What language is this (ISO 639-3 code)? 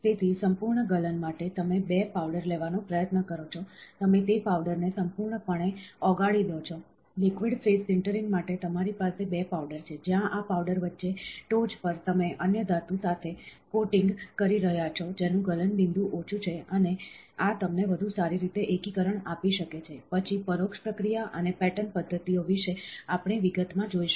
guj